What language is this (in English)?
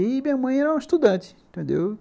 Portuguese